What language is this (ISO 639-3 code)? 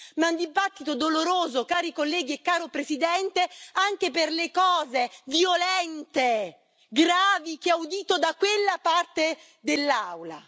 ita